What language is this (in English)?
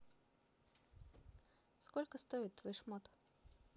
Russian